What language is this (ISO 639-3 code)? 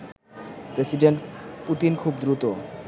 ben